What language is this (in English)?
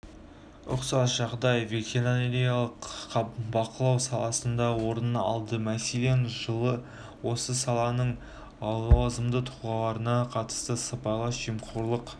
Kazakh